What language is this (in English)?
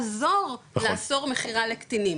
Hebrew